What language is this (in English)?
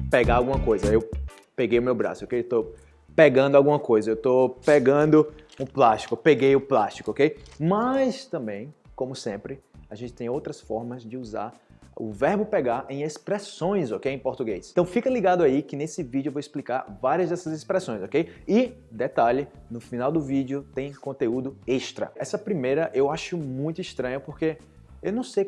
Portuguese